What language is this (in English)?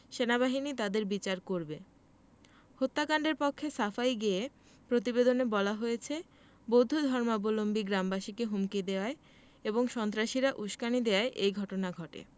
Bangla